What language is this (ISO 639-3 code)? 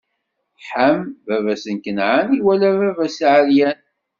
kab